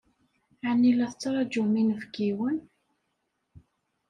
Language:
Kabyle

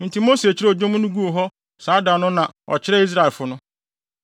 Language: Akan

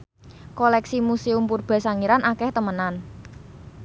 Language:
Javanese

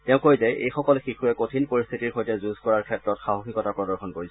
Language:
Assamese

